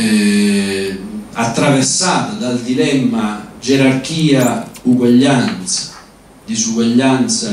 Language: Italian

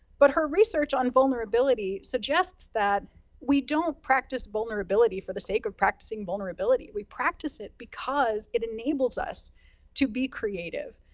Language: English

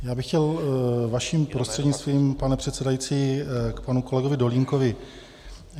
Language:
Czech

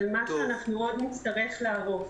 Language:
Hebrew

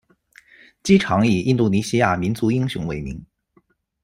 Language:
Chinese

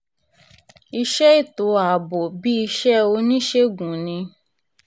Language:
Yoruba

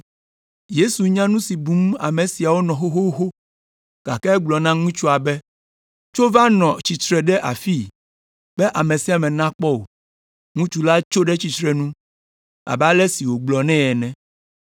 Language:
Ewe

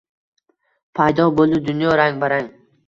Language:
Uzbek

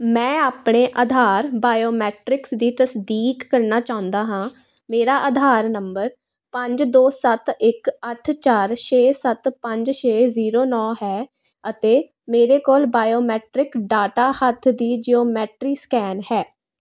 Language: Punjabi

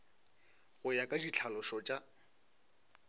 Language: Northern Sotho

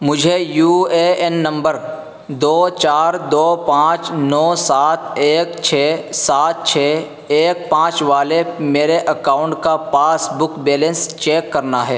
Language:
Urdu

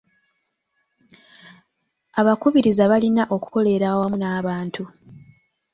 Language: Ganda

